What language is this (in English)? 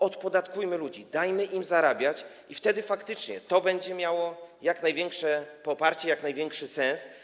Polish